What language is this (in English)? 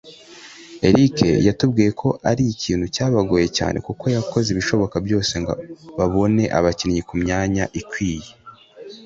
Kinyarwanda